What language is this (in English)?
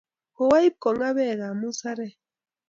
Kalenjin